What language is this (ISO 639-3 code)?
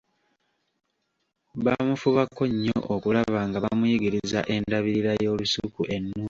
lug